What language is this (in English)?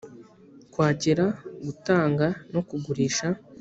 Kinyarwanda